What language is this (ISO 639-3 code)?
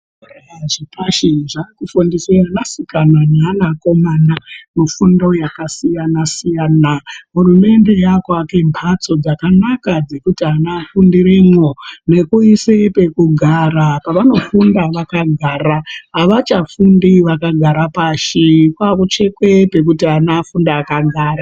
ndc